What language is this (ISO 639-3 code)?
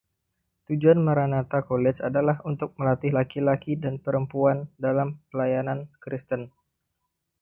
ind